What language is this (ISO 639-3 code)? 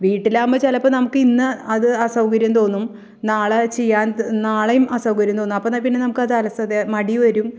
mal